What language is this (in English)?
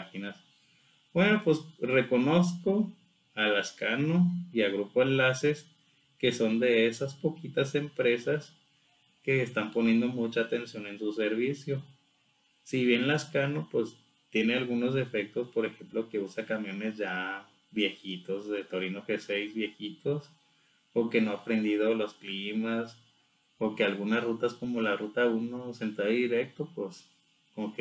Spanish